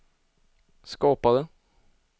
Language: Swedish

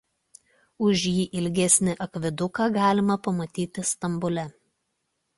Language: Lithuanian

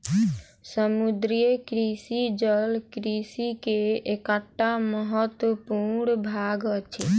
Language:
Maithili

